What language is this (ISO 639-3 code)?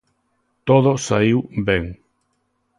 glg